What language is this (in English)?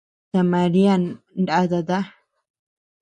Tepeuxila Cuicatec